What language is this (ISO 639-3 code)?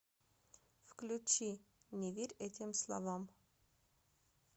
rus